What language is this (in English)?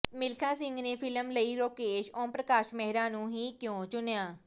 Punjabi